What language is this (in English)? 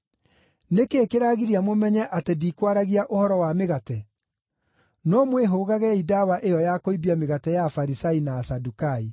Kikuyu